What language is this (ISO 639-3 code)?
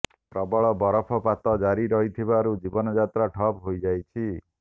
ori